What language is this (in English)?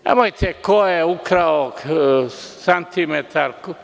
Serbian